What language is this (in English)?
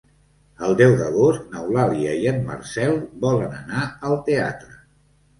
Catalan